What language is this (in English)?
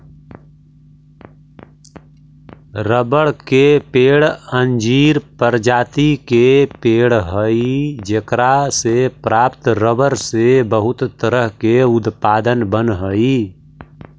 Magahi